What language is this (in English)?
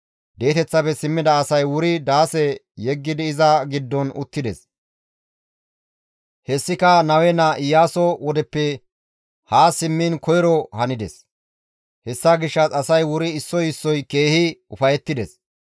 Gamo